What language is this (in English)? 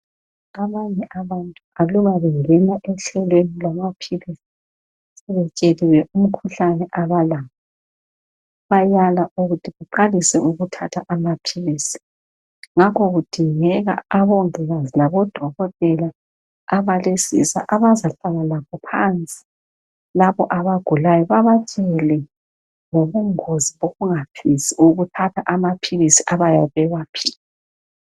North Ndebele